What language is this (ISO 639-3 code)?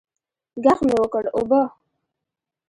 pus